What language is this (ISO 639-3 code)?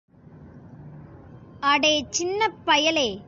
tam